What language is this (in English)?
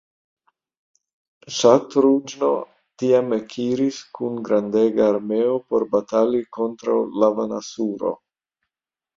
Esperanto